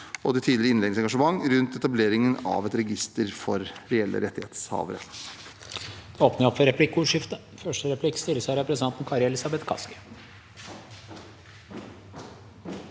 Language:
Norwegian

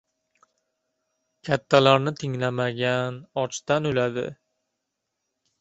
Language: Uzbek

